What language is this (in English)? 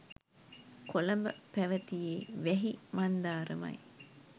Sinhala